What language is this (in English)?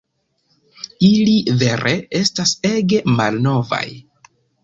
Esperanto